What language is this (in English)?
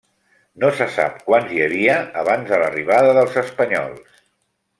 Catalan